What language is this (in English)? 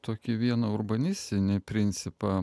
Lithuanian